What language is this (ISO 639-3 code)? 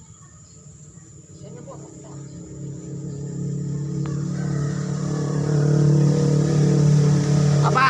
ind